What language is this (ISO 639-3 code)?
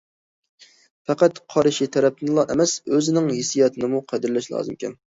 uig